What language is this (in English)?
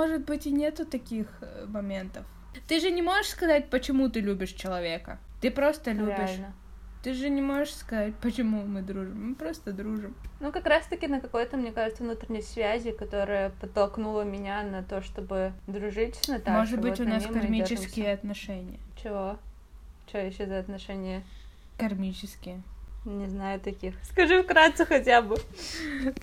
Russian